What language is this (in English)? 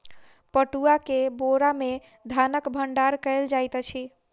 Maithili